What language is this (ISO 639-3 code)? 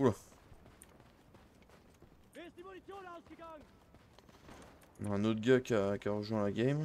fra